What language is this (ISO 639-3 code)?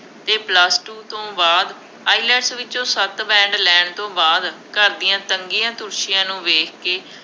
pan